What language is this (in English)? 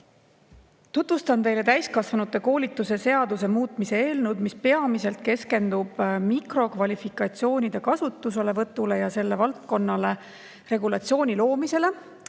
Estonian